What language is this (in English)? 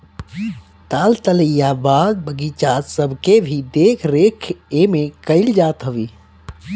Bhojpuri